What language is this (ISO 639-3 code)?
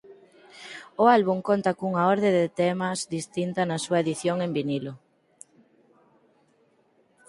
glg